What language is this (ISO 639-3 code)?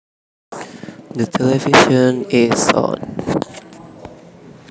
jav